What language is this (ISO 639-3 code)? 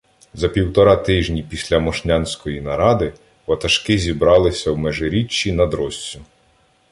ukr